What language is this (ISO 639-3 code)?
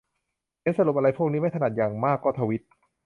tha